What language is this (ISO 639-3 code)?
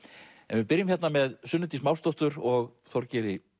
isl